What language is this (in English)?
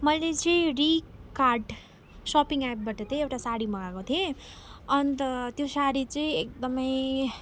Nepali